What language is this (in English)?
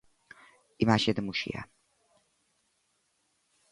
Galician